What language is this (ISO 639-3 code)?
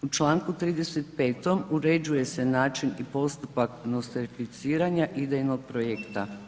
hrv